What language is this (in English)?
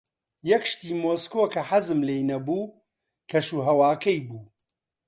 Central Kurdish